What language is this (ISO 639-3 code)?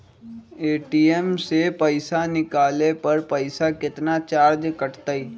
mag